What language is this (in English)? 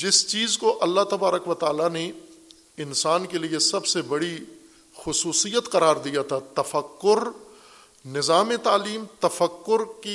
Urdu